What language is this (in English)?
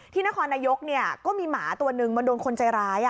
Thai